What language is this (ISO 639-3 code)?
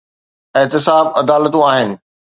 snd